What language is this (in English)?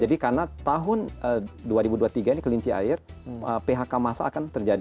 Indonesian